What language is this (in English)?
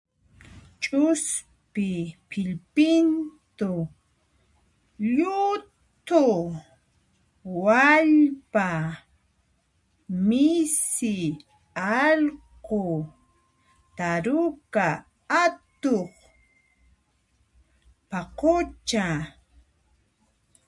Puno Quechua